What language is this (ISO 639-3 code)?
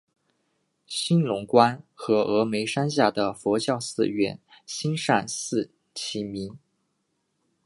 zho